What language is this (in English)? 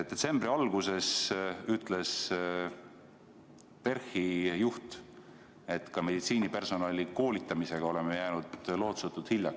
Estonian